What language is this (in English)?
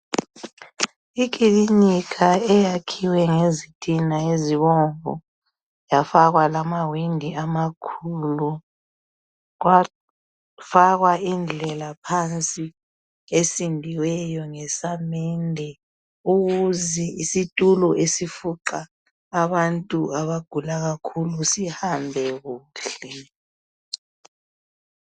North Ndebele